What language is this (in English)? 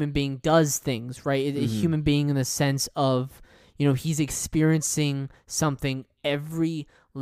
English